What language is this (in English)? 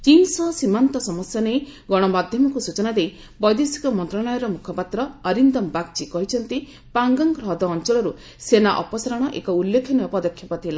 Odia